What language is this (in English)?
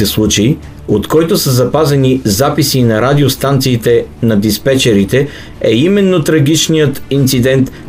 Bulgarian